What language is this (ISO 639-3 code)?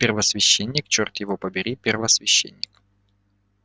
rus